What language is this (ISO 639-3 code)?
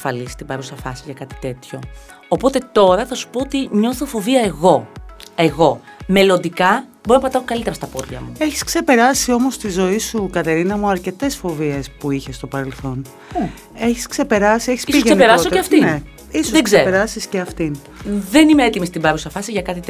ell